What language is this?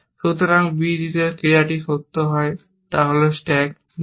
Bangla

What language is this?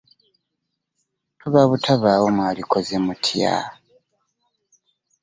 Ganda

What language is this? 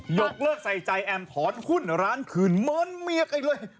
Thai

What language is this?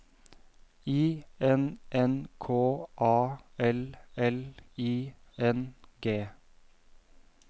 Norwegian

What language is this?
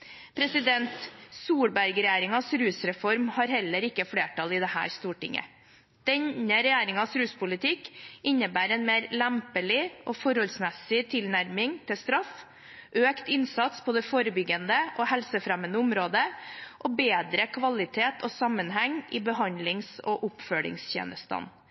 Norwegian Bokmål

